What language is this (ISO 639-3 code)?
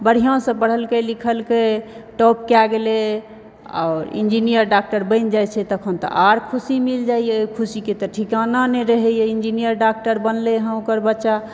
mai